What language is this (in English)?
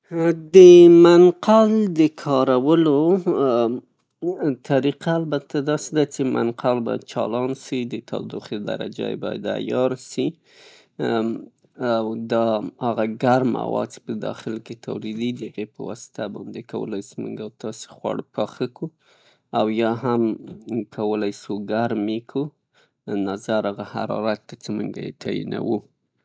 Pashto